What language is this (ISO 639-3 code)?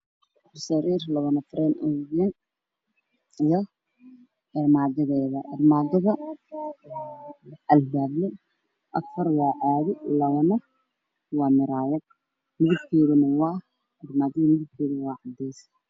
som